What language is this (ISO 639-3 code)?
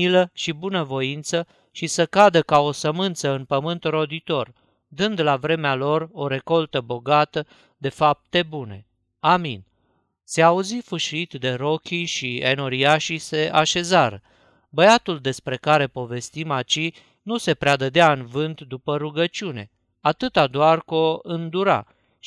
ron